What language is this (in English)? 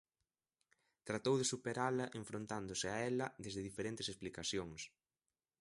Galician